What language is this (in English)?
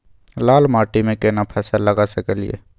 Maithili